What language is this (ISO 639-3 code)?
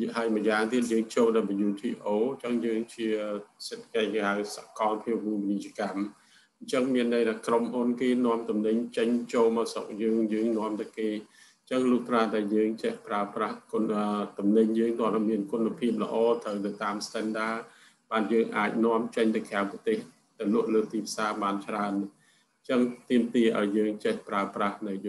tha